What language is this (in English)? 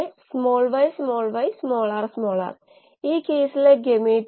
Malayalam